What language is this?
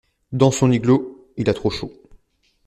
French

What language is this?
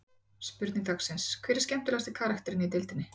Icelandic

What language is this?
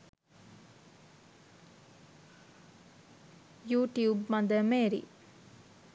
Sinhala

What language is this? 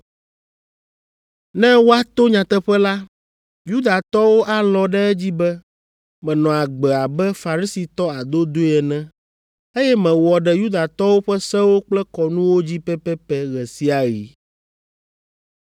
Ewe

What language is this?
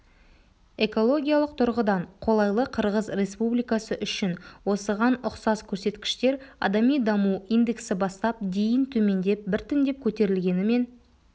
Kazakh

